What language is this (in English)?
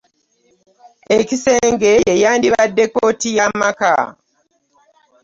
Ganda